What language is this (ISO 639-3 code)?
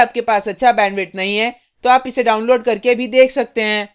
hin